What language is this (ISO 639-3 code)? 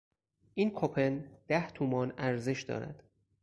fas